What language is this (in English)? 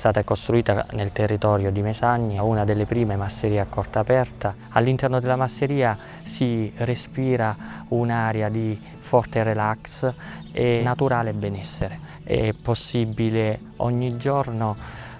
Italian